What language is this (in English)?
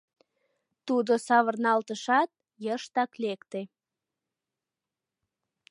Mari